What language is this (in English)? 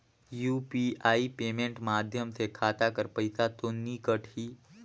Chhattisgarhi